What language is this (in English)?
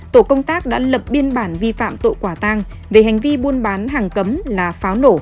Vietnamese